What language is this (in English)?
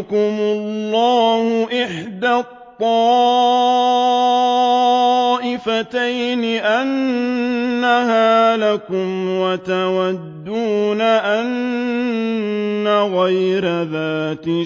Arabic